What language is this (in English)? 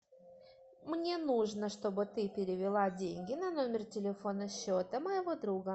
Russian